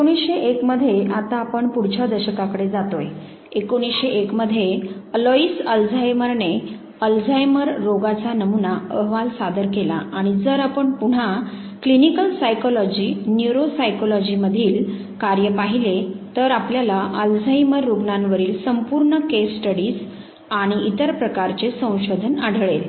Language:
Marathi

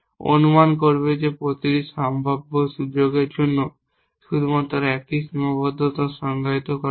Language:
Bangla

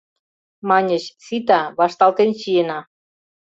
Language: Mari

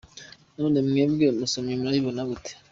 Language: Kinyarwanda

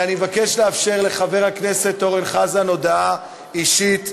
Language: Hebrew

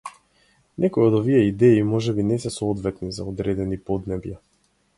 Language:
Macedonian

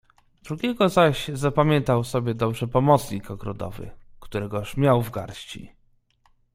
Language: Polish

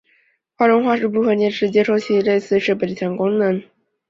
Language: Chinese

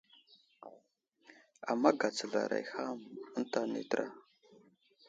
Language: Wuzlam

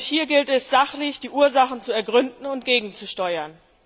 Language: German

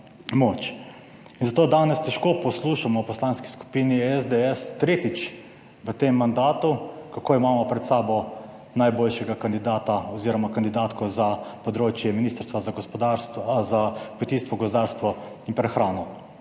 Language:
Slovenian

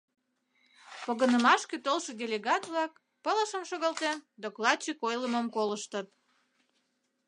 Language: Mari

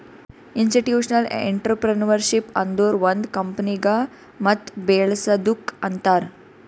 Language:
Kannada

